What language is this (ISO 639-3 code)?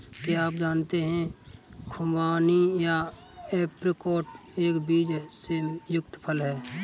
hin